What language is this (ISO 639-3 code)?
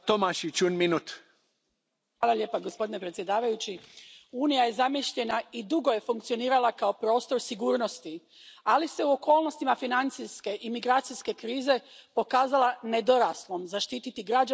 hrv